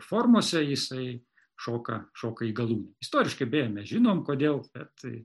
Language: Lithuanian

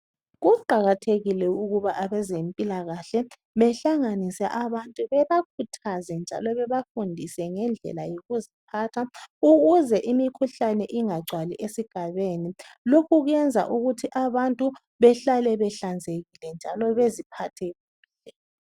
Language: North Ndebele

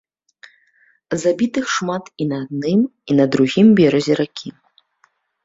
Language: Belarusian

